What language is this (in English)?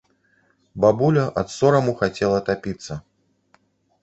Belarusian